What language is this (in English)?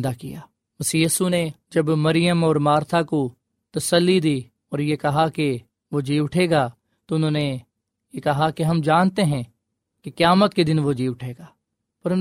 Urdu